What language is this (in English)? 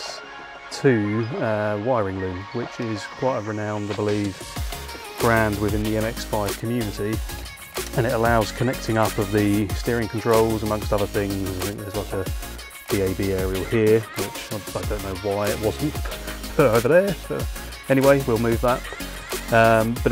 English